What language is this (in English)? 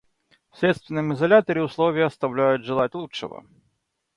Russian